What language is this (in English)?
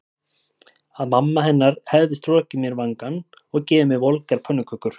Icelandic